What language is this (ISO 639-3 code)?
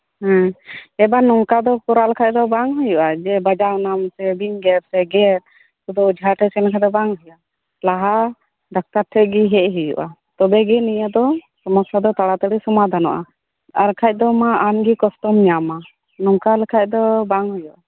sat